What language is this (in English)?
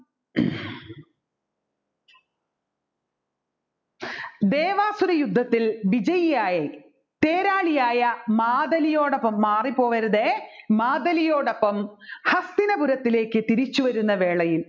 Malayalam